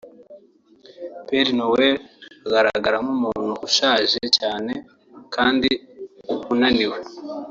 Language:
Kinyarwanda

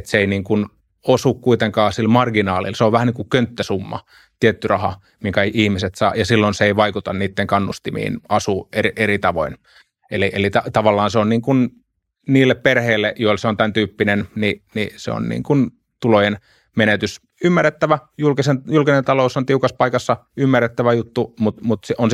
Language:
Finnish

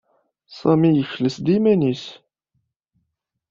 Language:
Kabyle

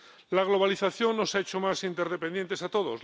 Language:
Spanish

